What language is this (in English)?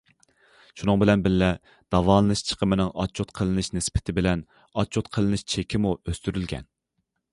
Uyghur